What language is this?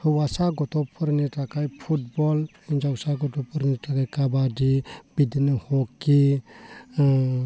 Bodo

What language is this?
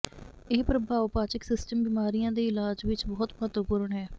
Punjabi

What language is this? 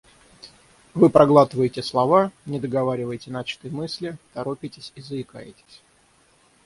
Russian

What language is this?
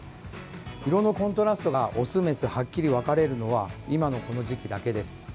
Japanese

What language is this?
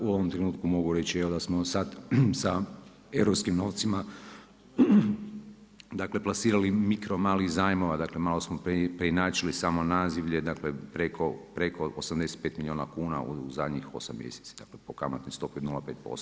Croatian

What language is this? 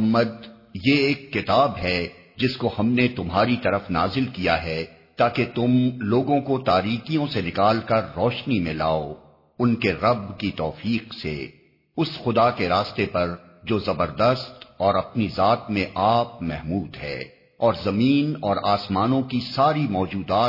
Urdu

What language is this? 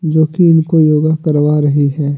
Hindi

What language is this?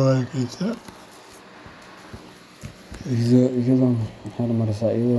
Somali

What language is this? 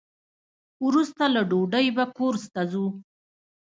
Pashto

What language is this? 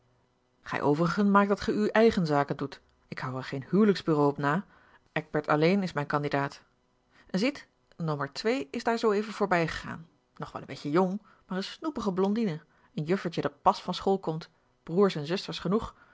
Dutch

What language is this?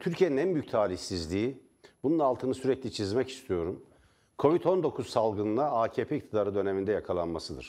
Turkish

